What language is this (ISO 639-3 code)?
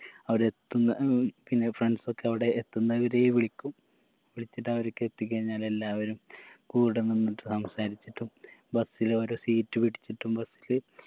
mal